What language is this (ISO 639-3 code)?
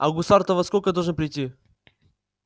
rus